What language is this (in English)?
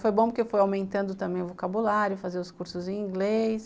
Portuguese